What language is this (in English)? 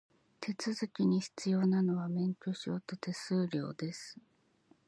Japanese